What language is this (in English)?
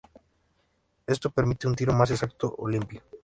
Spanish